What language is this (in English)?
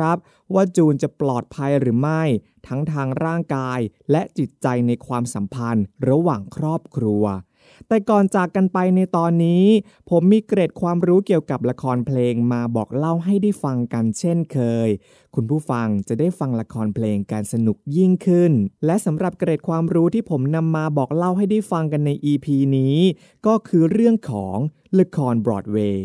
Thai